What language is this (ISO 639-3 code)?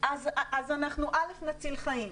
heb